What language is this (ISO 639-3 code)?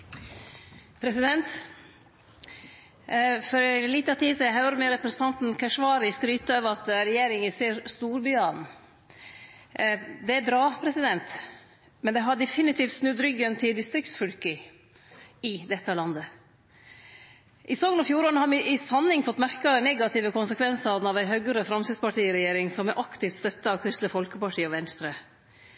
nno